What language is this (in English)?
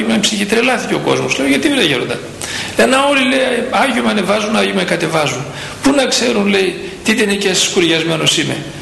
Greek